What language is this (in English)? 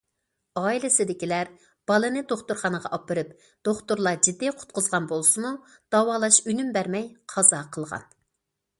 Uyghur